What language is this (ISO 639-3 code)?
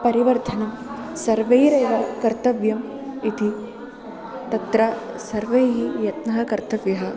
san